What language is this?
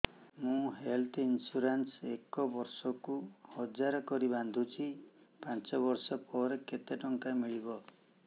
Odia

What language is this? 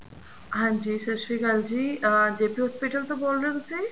Punjabi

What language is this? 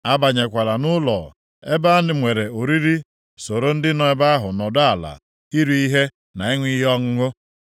Igbo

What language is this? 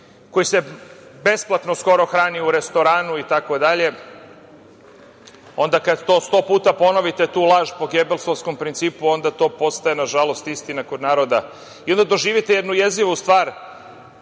Serbian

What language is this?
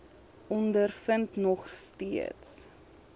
Afrikaans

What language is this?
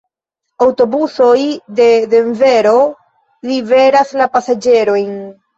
Esperanto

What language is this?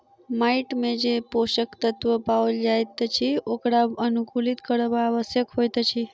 Maithili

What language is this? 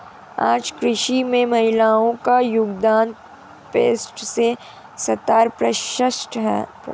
Hindi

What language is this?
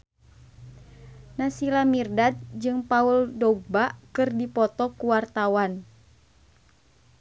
Sundanese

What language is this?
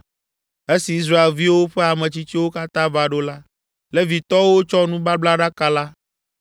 Ewe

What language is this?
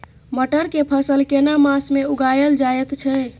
Maithili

